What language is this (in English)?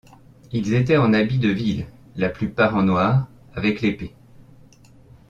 French